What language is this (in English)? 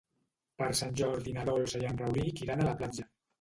Catalan